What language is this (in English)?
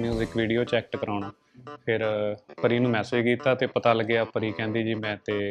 Punjabi